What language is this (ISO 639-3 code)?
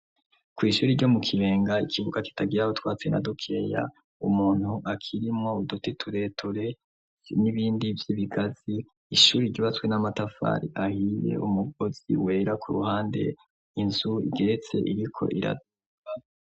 run